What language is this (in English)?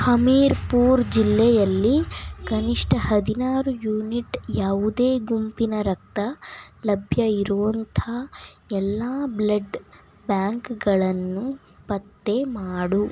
Kannada